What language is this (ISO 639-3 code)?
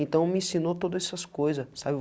por